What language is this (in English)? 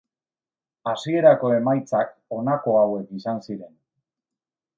Basque